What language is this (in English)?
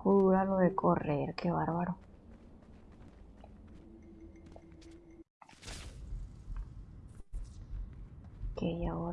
Spanish